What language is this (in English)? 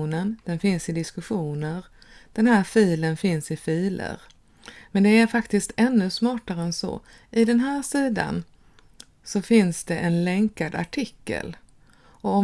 Swedish